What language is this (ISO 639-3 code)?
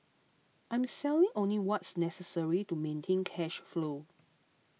eng